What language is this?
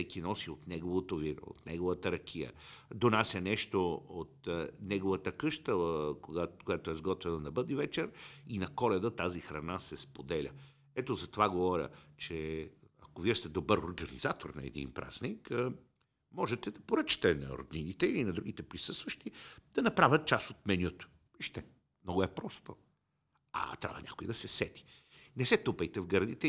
Bulgarian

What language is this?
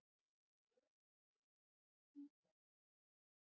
Icelandic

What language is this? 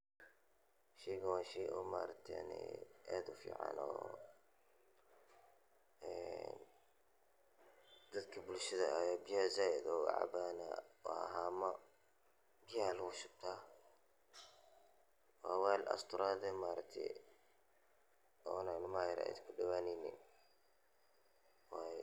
Somali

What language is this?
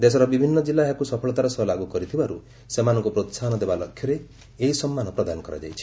Odia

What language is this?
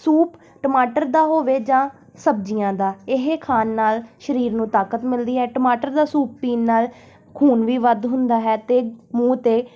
Punjabi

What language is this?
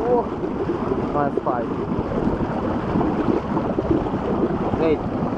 Hungarian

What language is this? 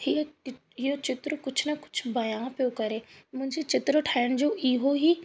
Sindhi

